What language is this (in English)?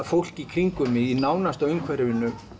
Icelandic